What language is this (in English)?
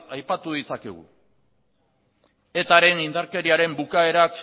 Basque